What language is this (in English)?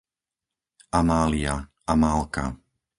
Slovak